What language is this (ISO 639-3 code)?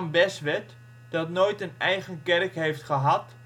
nld